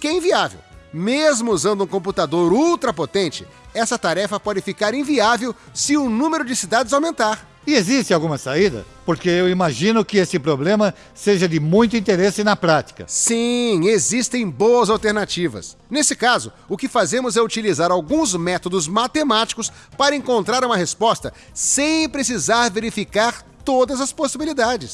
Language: Portuguese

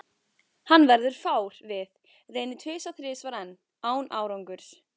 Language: Icelandic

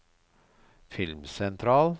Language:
Norwegian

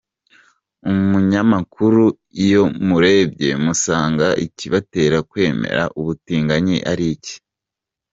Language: Kinyarwanda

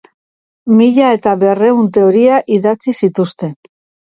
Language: Basque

